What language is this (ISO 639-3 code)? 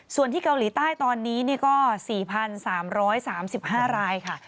tha